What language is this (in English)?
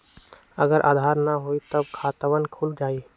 Magahi